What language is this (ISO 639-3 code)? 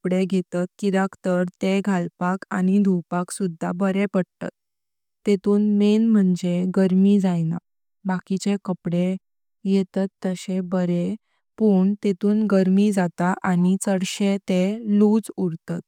kok